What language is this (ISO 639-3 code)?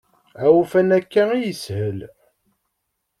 kab